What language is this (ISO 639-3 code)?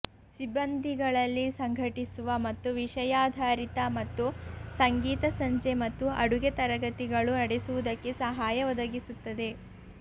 kan